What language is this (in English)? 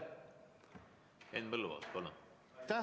Estonian